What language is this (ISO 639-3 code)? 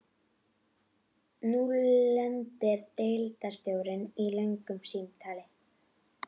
isl